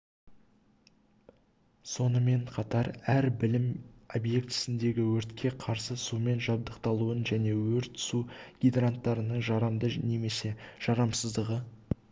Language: Kazakh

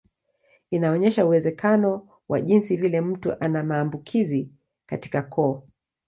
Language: Swahili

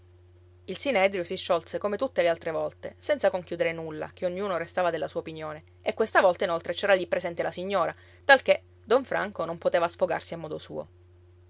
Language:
Italian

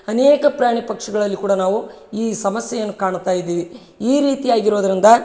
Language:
Kannada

